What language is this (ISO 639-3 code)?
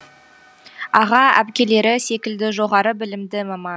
kaz